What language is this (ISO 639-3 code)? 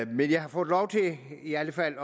dan